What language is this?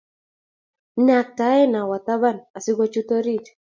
Kalenjin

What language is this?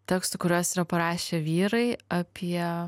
Lithuanian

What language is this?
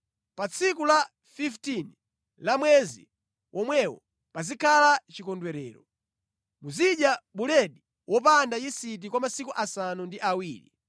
Nyanja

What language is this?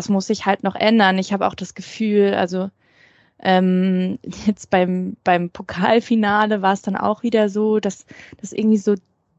German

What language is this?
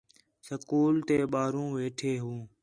Khetrani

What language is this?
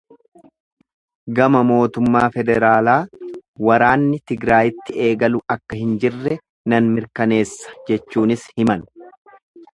Oromo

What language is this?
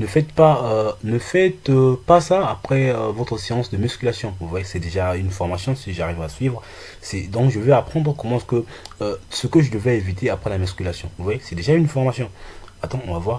French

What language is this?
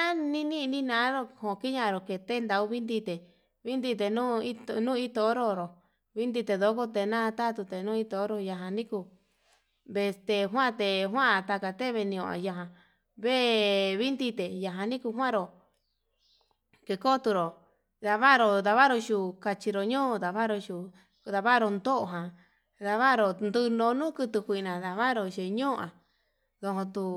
Yutanduchi Mixtec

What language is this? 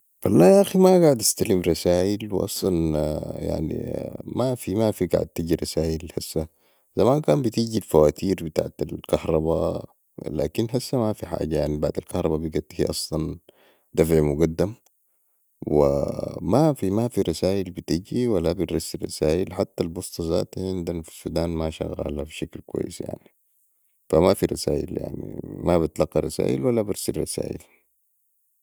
Sudanese Arabic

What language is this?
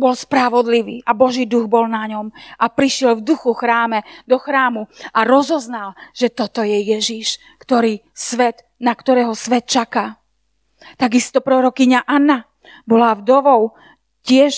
Slovak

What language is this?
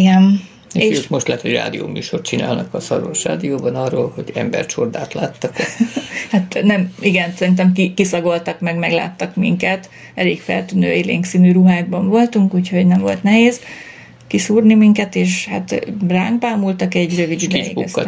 Hungarian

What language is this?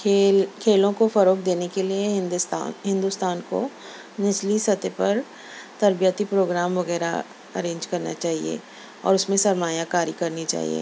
Urdu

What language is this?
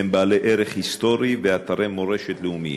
Hebrew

